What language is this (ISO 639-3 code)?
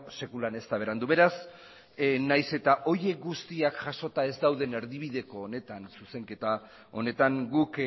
eus